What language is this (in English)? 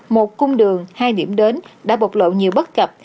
Vietnamese